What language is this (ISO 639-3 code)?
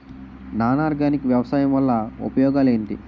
tel